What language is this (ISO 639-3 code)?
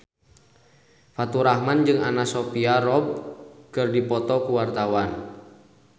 sun